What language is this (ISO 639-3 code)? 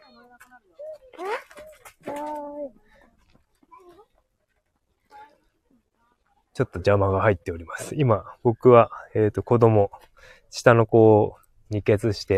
jpn